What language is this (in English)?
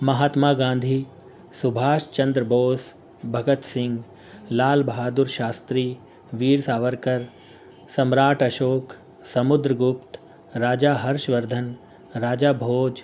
Urdu